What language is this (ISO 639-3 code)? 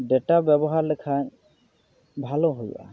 sat